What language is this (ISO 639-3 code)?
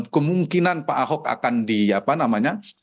ind